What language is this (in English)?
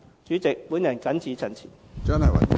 Cantonese